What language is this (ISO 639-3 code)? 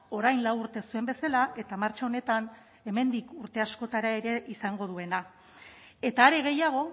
eus